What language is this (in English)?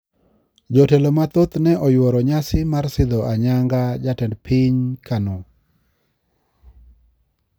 Luo (Kenya and Tanzania)